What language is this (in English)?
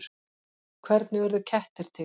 Icelandic